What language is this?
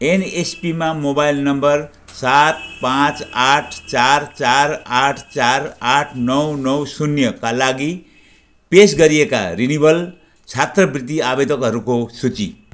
Nepali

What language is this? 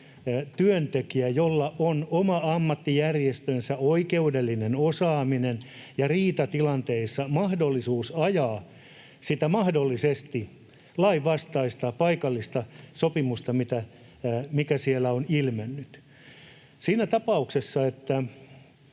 Finnish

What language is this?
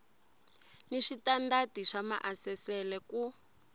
Tsonga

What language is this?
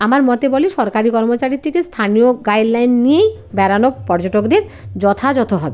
Bangla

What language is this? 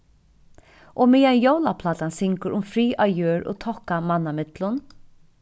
Faroese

